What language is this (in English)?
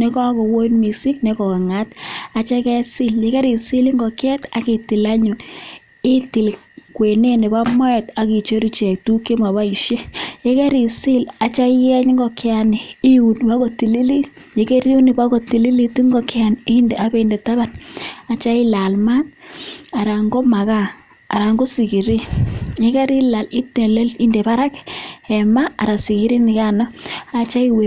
Kalenjin